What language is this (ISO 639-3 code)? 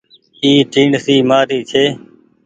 gig